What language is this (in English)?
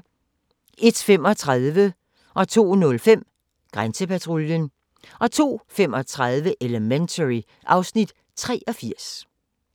Danish